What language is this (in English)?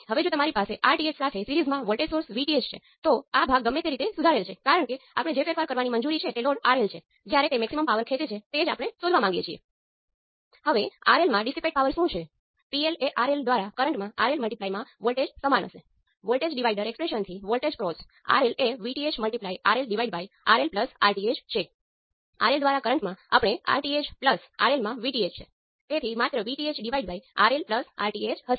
Gujarati